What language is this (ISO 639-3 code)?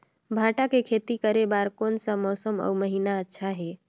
hne